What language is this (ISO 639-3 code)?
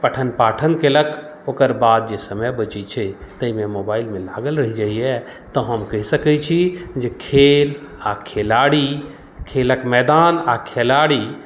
mai